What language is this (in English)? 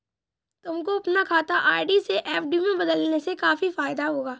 Hindi